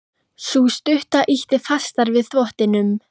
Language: Icelandic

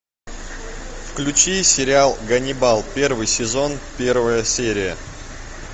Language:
Russian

